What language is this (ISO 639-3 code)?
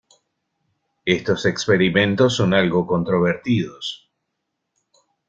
spa